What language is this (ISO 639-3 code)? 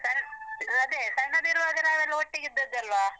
kan